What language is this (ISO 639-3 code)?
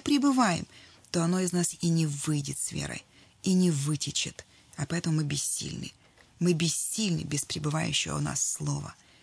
rus